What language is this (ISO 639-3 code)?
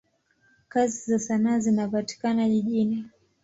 swa